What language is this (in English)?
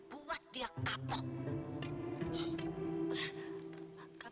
Indonesian